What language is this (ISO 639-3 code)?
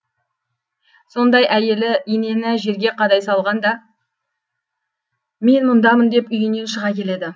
kaz